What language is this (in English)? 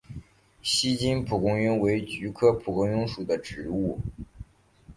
Chinese